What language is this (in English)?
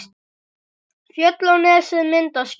Icelandic